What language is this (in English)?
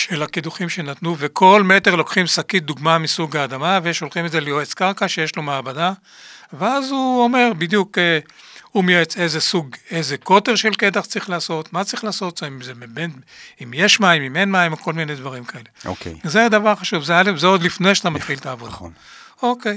Hebrew